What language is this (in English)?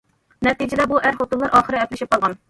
Uyghur